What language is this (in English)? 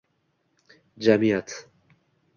Uzbek